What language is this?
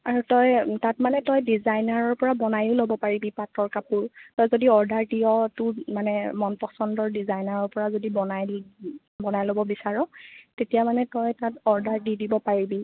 Assamese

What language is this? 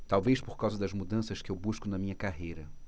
Portuguese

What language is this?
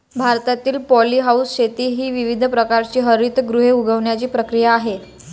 Marathi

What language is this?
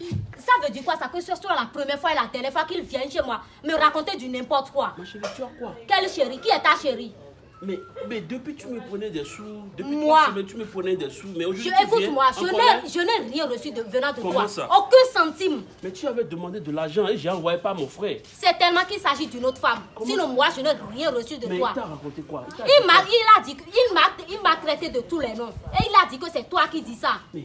French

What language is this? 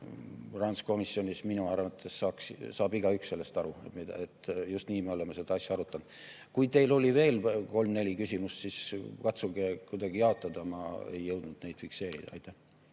Estonian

